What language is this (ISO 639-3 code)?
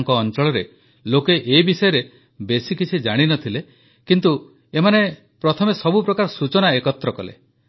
ori